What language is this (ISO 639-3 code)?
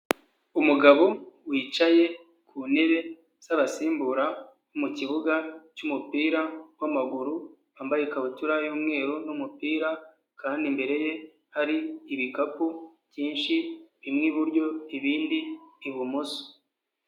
kin